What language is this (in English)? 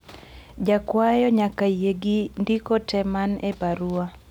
Luo (Kenya and Tanzania)